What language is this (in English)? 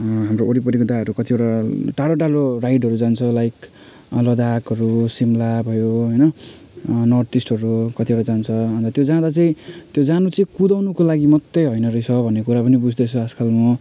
Nepali